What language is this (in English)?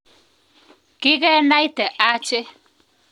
Kalenjin